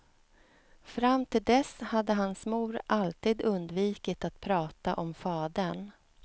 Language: Swedish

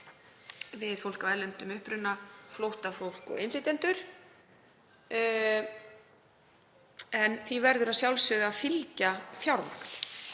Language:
Icelandic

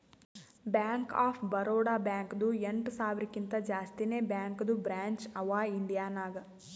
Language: Kannada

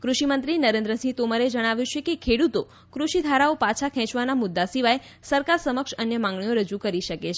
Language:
Gujarati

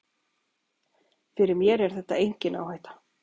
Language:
Icelandic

